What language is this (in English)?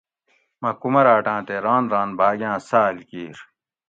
Gawri